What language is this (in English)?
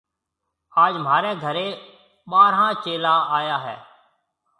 Marwari (Pakistan)